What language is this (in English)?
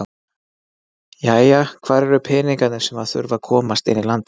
Icelandic